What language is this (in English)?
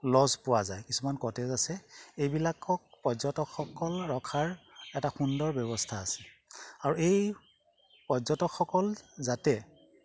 Assamese